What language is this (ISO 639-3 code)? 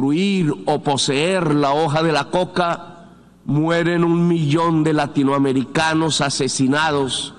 spa